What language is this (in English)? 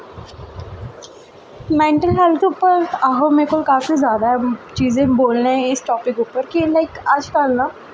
Dogri